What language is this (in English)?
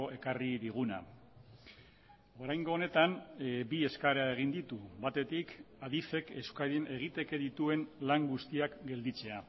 Basque